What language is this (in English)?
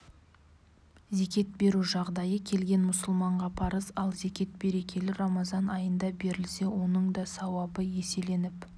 Kazakh